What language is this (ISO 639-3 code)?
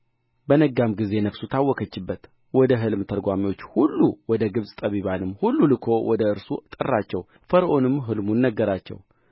amh